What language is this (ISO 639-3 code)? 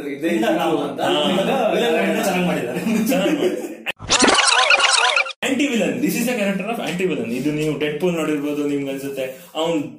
kan